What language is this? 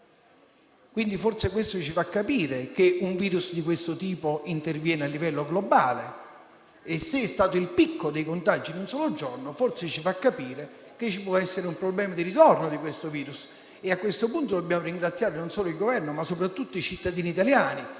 Italian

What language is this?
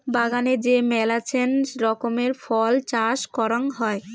Bangla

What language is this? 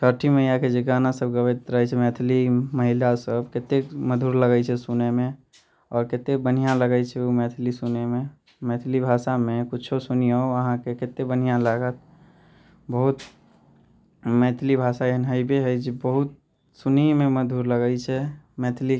Maithili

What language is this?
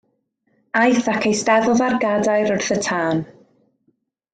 Welsh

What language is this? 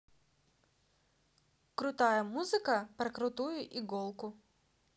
Russian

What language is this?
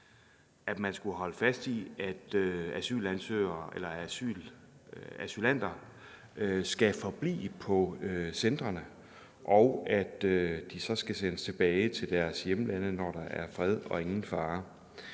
Danish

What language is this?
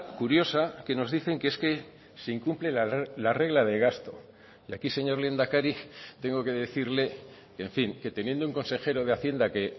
Spanish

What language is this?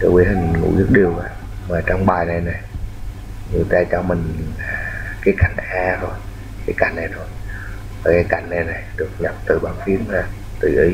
Vietnamese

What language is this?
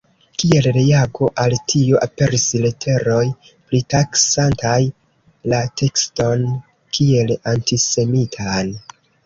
Esperanto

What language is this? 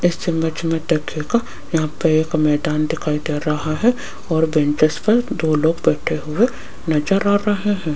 Hindi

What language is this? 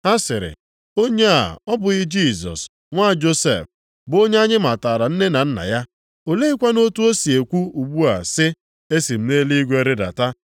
Igbo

